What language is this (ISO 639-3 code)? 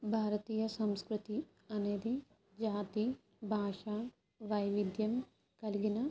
tel